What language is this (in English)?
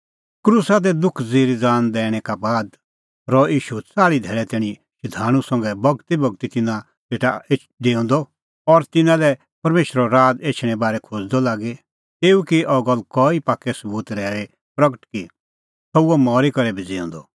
Kullu Pahari